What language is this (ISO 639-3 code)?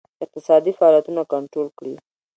pus